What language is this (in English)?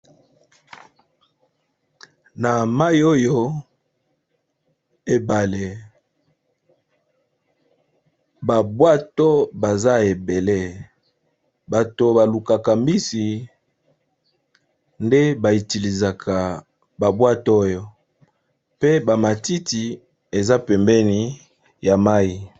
Lingala